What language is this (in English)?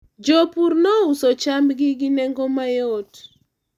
Luo (Kenya and Tanzania)